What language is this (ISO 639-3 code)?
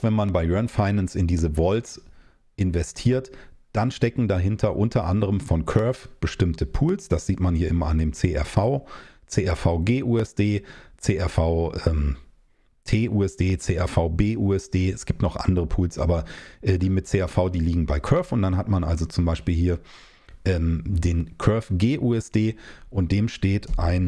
deu